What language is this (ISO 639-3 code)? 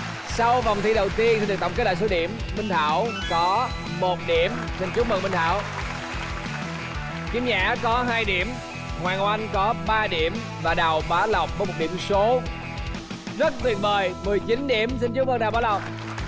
vie